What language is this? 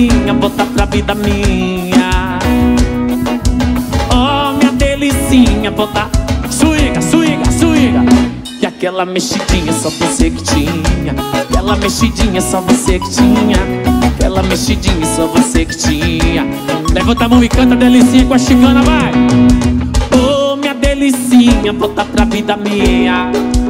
Portuguese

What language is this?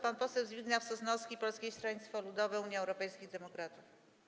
Polish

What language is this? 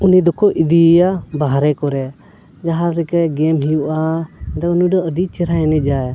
Santali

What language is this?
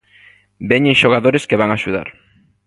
Galician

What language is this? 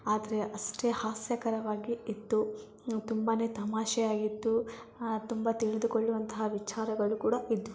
Kannada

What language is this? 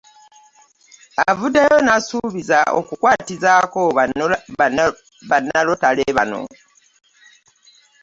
Ganda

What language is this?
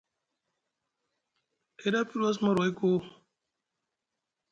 Musgu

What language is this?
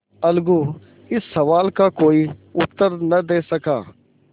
Hindi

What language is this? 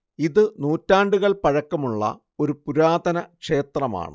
Malayalam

